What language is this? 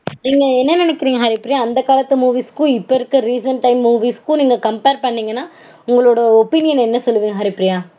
Tamil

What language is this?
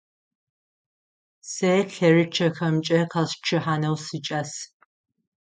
Adyghe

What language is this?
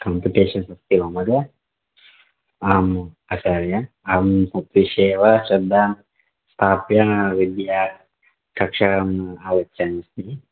Sanskrit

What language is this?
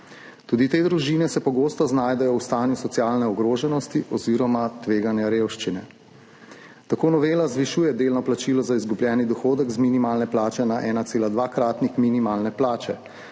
Slovenian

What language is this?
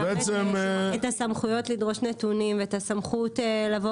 Hebrew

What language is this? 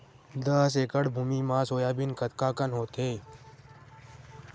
Chhattisgarhi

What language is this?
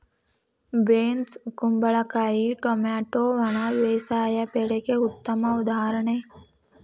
Kannada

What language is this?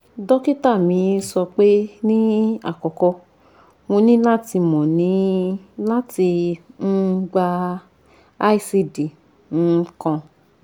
Yoruba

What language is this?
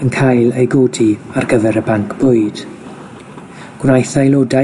Welsh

